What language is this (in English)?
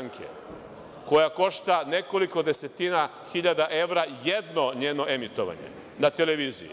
Serbian